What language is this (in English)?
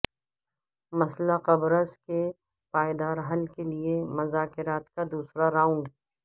Urdu